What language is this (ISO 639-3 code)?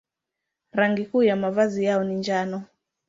swa